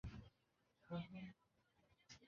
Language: Chinese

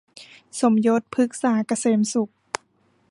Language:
Thai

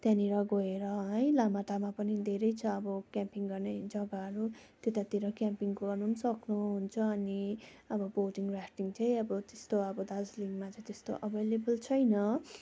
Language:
Nepali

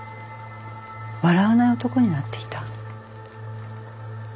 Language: Japanese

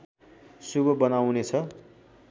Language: Nepali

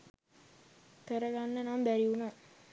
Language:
Sinhala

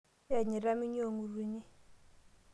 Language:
Masai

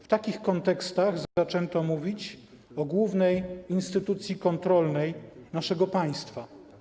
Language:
Polish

